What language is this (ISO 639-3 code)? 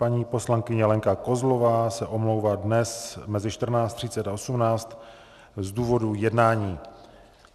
ces